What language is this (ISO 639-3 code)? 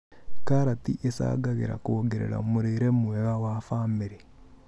kik